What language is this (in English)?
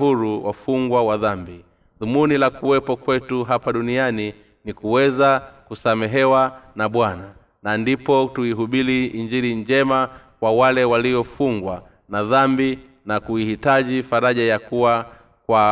Swahili